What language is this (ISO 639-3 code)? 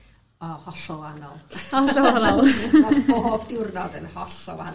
cym